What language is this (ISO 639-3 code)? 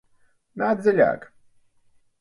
lav